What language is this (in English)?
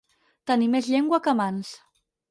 Catalan